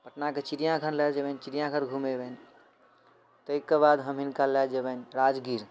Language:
Maithili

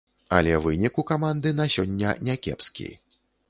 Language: Belarusian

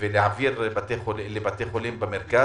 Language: Hebrew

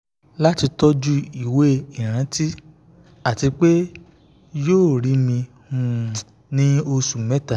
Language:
Yoruba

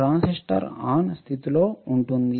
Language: Telugu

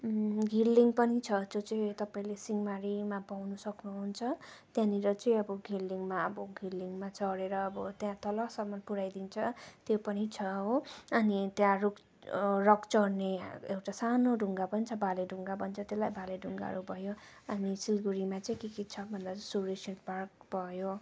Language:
Nepali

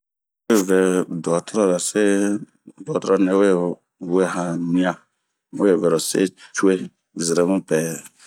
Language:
Bomu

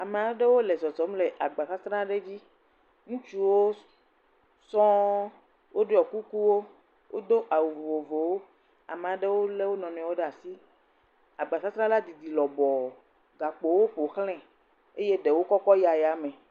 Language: Ewe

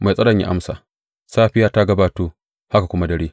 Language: Hausa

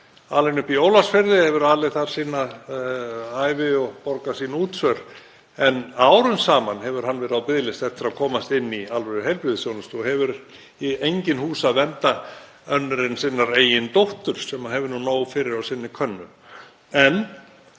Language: Icelandic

